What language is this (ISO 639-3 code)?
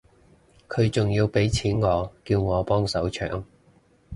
yue